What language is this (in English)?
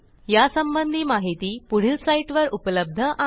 Marathi